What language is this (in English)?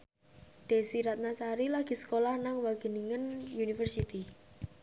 Javanese